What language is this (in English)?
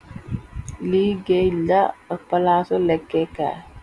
Wolof